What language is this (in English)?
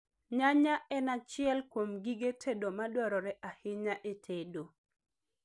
Luo (Kenya and Tanzania)